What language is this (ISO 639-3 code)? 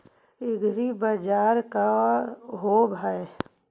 mag